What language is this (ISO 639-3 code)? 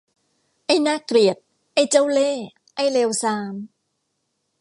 tha